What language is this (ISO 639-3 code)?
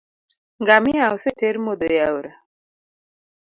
luo